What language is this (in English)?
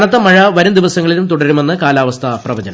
Malayalam